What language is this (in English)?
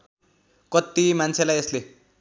Nepali